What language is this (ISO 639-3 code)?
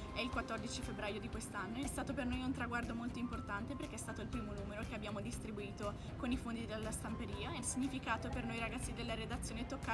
ita